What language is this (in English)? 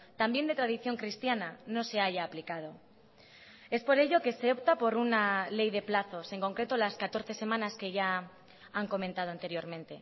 Spanish